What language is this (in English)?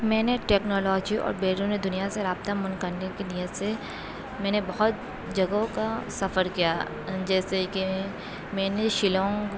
Urdu